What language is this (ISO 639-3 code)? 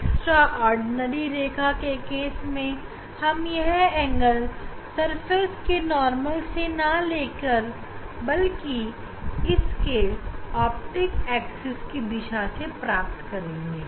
hin